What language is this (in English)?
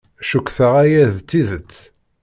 Kabyle